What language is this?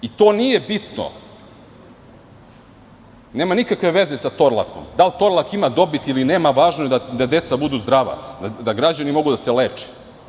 Serbian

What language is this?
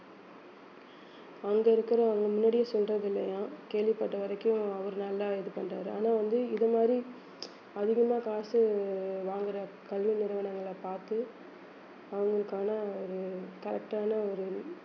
Tamil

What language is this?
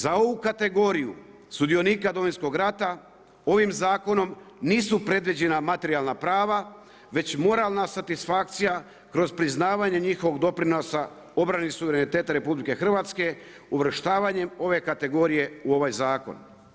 Croatian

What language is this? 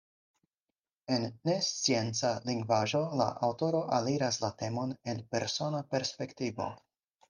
Esperanto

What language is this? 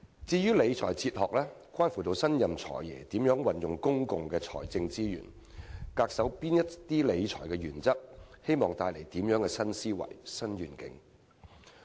Cantonese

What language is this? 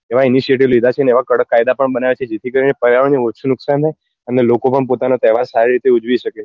Gujarati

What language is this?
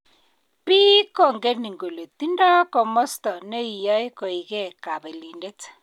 Kalenjin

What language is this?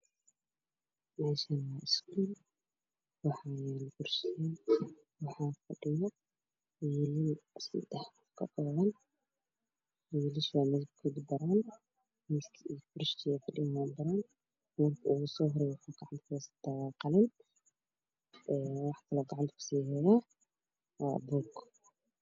Somali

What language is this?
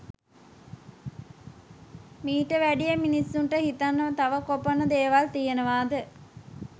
Sinhala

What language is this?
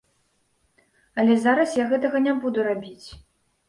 Belarusian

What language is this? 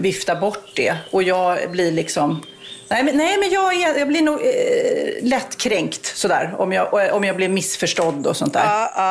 Swedish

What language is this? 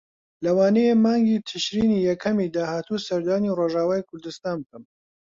Central Kurdish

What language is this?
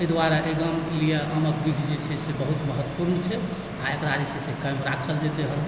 Maithili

